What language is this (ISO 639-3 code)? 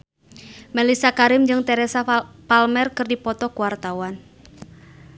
sun